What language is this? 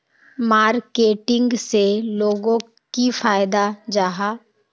Magahi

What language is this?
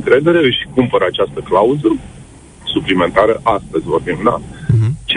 Romanian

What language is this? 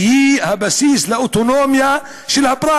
Hebrew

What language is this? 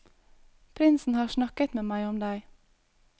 Norwegian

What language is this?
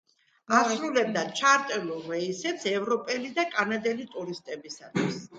Georgian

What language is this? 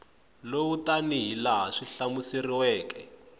Tsonga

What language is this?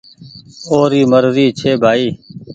Goaria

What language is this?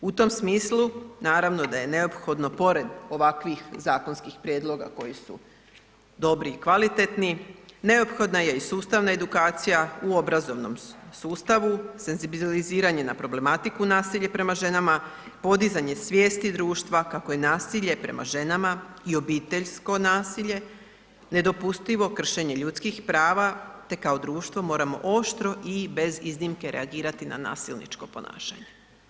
Croatian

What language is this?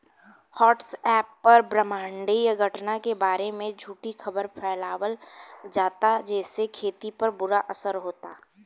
Bhojpuri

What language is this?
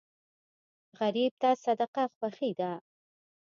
Pashto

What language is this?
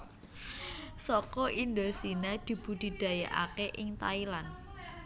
Javanese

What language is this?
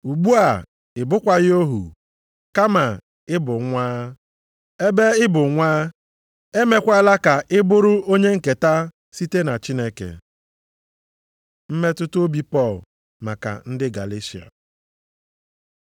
Igbo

